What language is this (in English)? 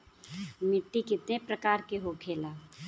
Bhojpuri